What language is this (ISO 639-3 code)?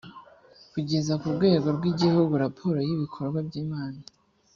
kin